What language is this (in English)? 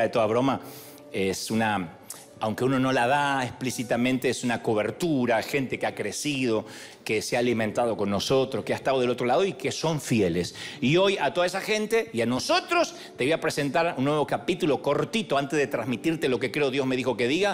Spanish